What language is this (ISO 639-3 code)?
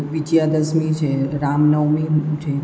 guj